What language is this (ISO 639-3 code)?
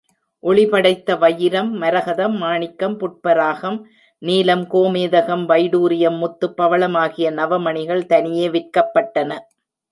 tam